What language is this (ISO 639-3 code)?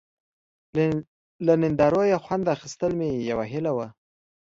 pus